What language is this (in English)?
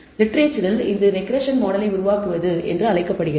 Tamil